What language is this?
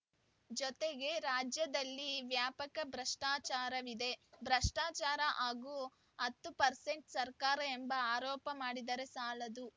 Kannada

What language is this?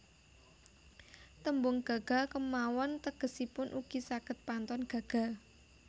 Javanese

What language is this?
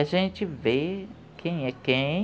Portuguese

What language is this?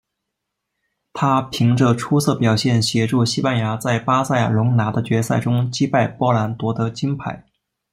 Chinese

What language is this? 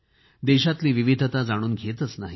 Marathi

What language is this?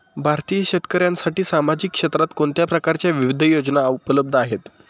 Marathi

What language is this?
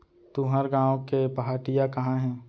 Chhattisgarhi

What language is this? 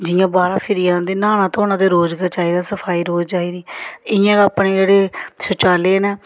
Dogri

